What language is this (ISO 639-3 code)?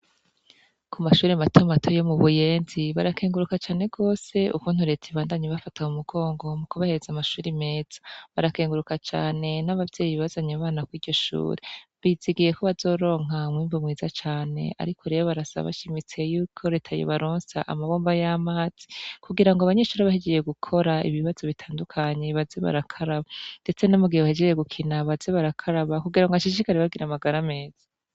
run